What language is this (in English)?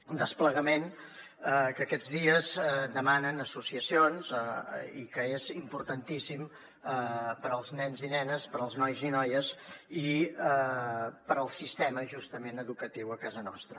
Catalan